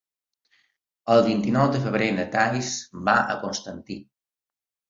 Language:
Catalan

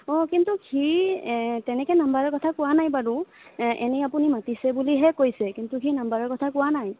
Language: Assamese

